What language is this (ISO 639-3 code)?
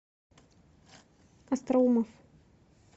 rus